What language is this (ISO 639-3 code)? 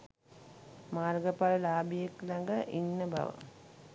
sin